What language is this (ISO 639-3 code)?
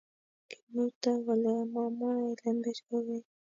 kln